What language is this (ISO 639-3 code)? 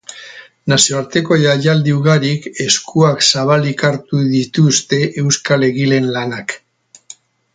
eus